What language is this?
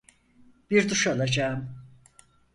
Turkish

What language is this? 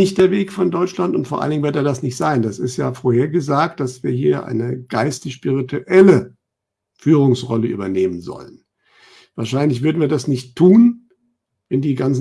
German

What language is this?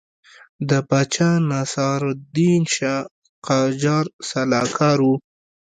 Pashto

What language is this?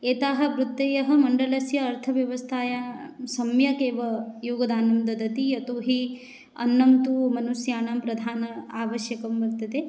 Sanskrit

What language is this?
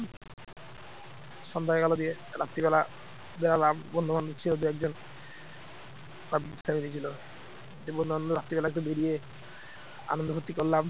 Bangla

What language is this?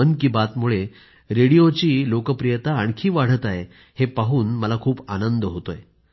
Marathi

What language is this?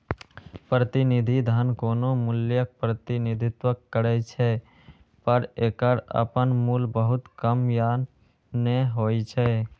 Maithili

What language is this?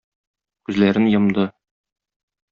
Tatar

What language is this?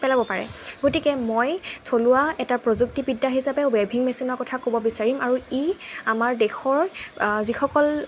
Assamese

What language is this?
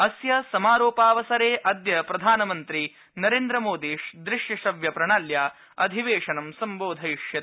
Sanskrit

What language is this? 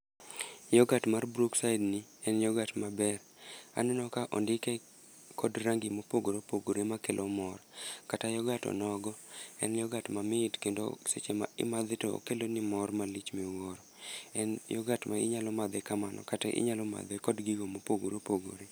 Luo (Kenya and Tanzania)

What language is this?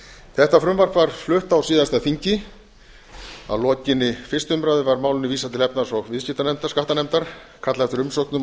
Icelandic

